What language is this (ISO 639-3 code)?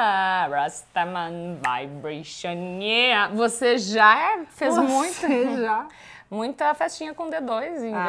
por